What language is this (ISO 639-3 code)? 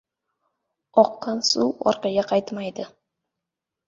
uzb